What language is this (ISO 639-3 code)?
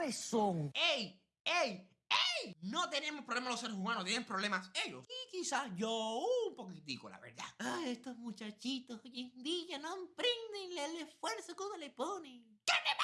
spa